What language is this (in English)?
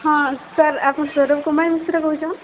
Odia